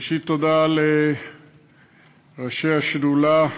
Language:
Hebrew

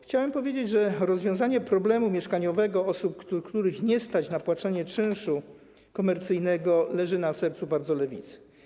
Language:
Polish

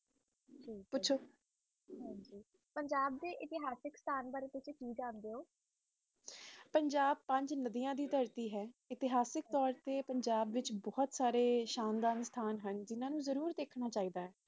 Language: Punjabi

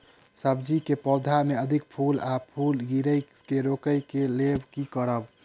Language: Maithili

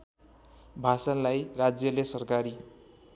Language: Nepali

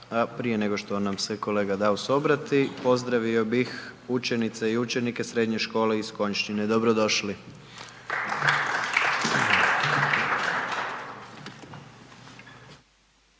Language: Croatian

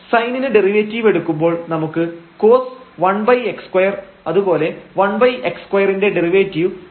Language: Malayalam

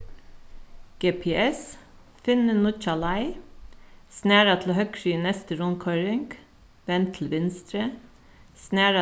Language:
Faroese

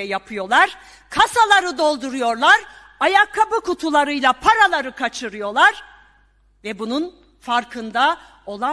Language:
Turkish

